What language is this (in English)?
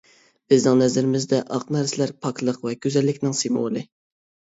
Uyghur